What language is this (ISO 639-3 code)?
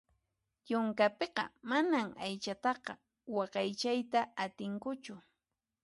qxp